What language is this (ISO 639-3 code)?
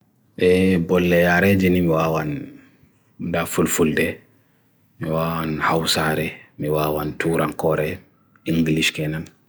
fui